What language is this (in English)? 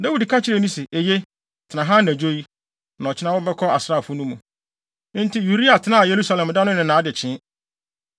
Akan